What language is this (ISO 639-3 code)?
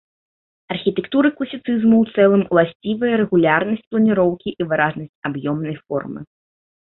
bel